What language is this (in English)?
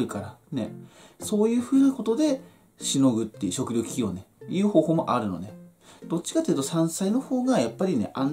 Japanese